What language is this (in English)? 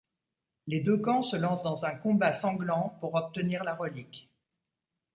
French